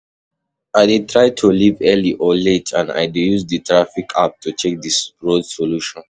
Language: Nigerian Pidgin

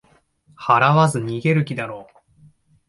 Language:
Japanese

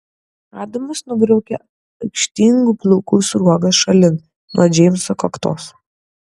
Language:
Lithuanian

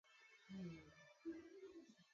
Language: Kalenjin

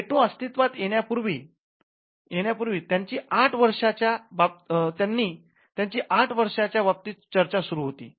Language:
Marathi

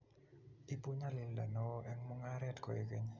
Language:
Kalenjin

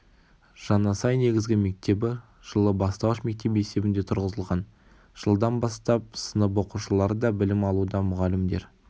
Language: Kazakh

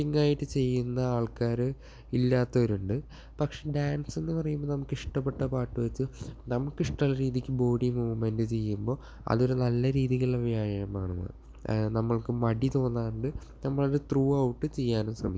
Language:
Malayalam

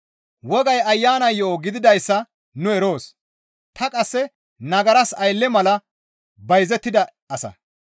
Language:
Gamo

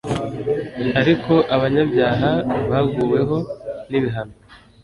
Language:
Kinyarwanda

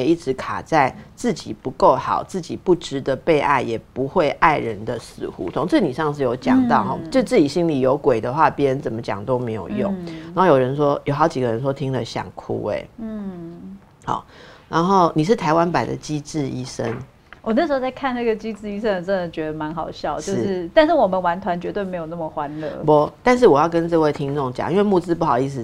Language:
Chinese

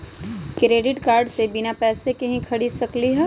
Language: Magahi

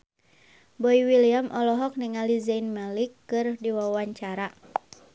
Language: Sundanese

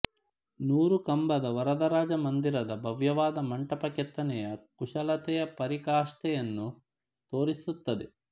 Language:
Kannada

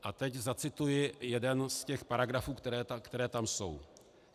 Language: Czech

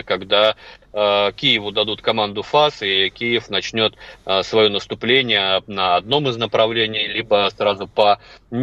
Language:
Russian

